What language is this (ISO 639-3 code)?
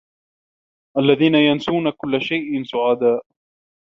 ara